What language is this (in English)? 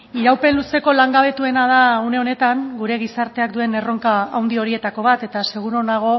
Basque